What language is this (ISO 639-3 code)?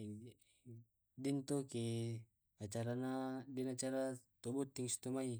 rob